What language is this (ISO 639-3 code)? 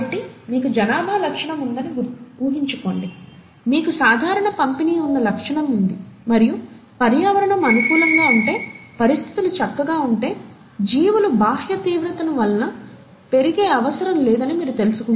tel